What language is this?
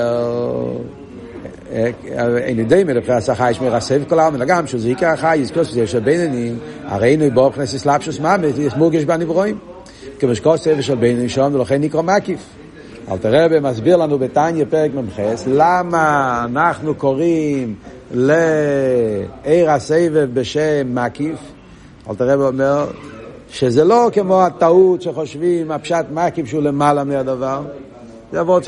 Hebrew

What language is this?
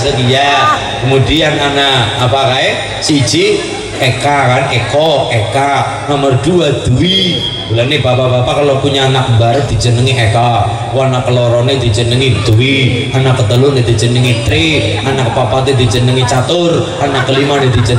Indonesian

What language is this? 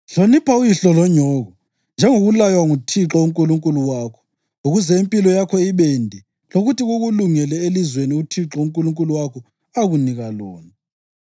North Ndebele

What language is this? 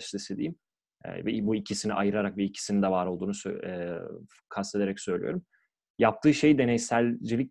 Turkish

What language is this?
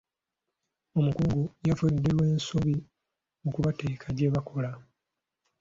Ganda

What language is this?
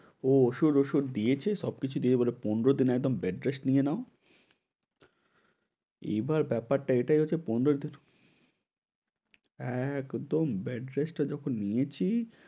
Bangla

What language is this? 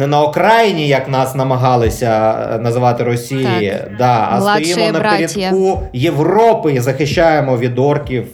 Ukrainian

